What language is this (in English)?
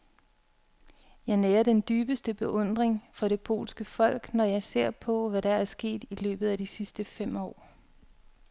Danish